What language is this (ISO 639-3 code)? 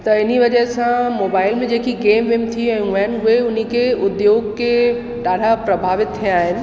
snd